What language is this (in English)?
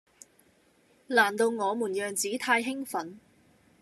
Cantonese